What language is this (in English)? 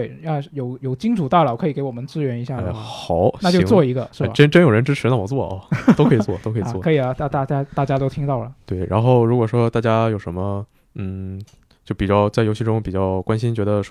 Chinese